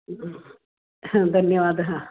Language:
Sanskrit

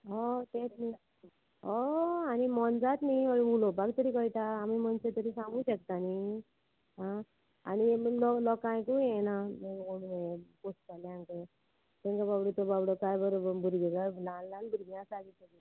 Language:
Konkani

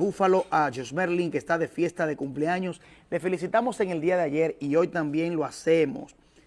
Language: Spanish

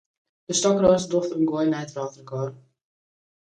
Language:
Western Frisian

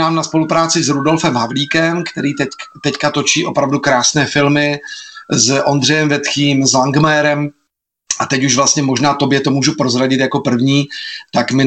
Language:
Czech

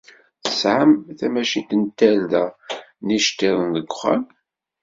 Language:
Kabyle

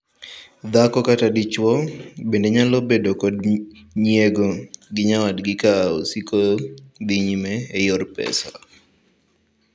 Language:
Luo (Kenya and Tanzania)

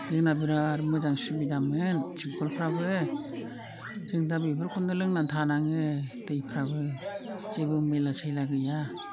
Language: Bodo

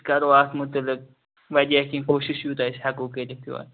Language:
Kashmiri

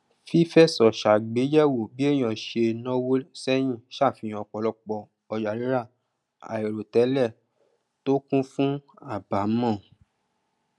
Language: Yoruba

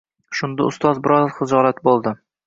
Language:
Uzbek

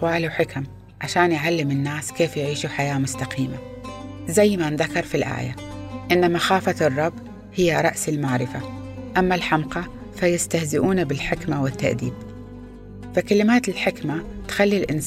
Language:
Arabic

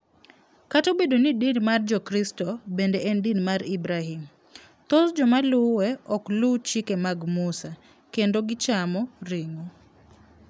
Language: Luo (Kenya and Tanzania)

